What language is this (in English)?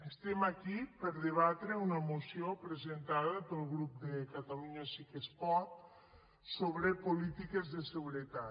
Catalan